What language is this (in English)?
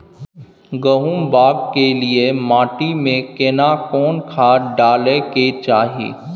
Maithili